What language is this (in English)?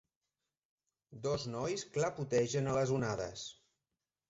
Catalan